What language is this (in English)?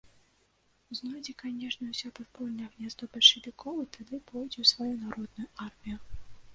Belarusian